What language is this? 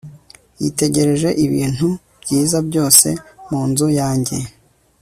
Kinyarwanda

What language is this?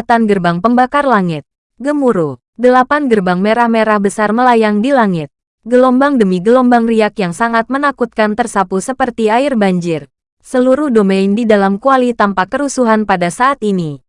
Indonesian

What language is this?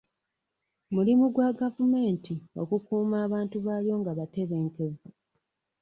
Ganda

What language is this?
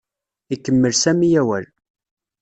Kabyle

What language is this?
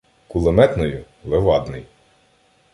Ukrainian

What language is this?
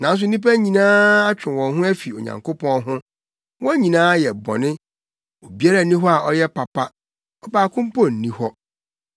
Akan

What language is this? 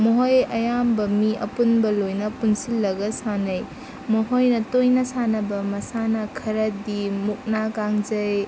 Manipuri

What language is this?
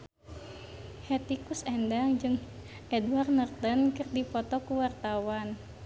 Sundanese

